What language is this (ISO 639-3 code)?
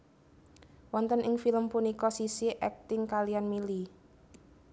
jav